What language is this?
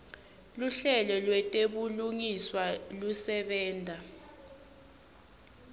Swati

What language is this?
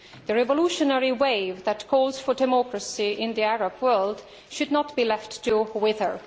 English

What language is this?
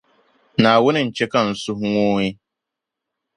Dagbani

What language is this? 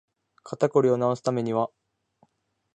Japanese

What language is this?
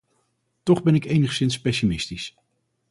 Dutch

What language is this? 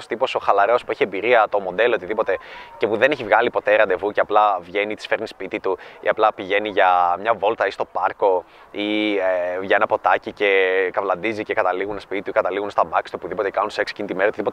Greek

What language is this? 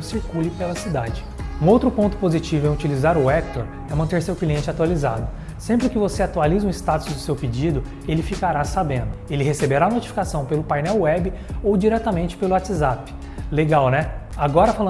Portuguese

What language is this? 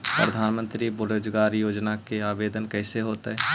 Magahi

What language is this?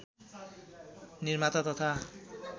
Nepali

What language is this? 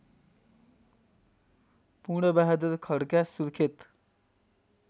Nepali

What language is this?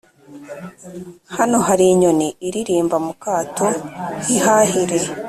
Kinyarwanda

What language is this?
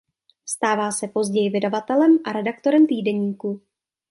Czech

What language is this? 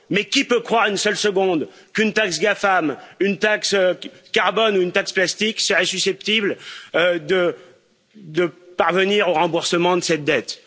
French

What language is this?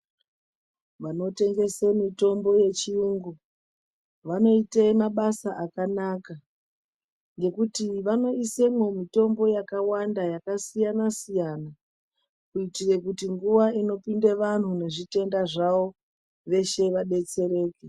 Ndau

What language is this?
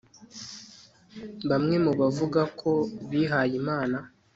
Kinyarwanda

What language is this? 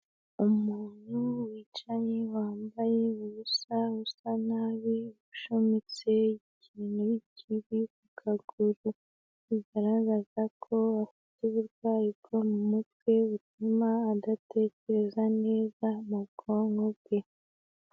Kinyarwanda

